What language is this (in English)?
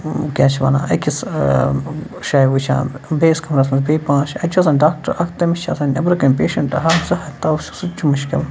Kashmiri